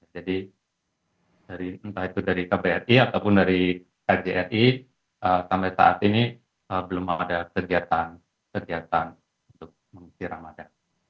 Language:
Indonesian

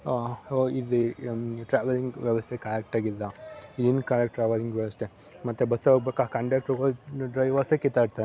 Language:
Kannada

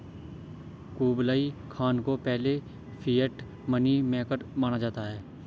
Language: Hindi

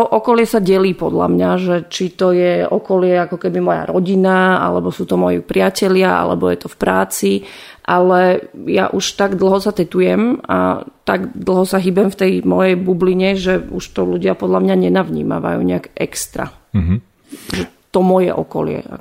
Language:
Slovak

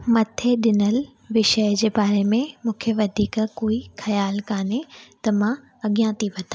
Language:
Sindhi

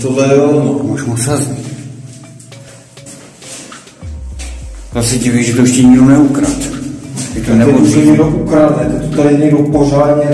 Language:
Czech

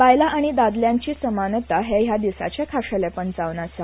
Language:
Konkani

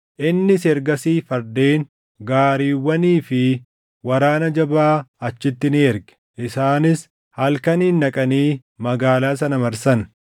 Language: Oromo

